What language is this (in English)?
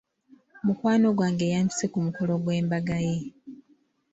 Ganda